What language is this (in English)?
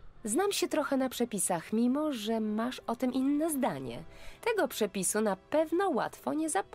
Polish